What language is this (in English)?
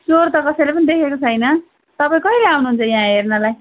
Nepali